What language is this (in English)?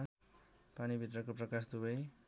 Nepali